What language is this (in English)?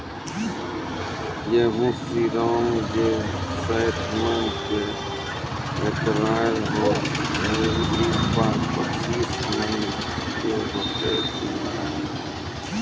Maithili